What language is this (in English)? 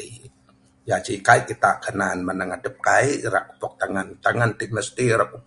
Bukar-Sadung Bidayuh